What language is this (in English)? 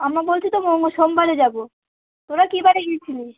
Bangla